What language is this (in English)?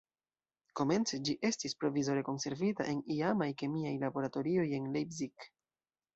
Esperanto